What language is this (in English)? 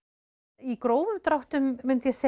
Icelandic